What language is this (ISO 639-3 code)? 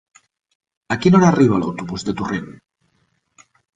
cat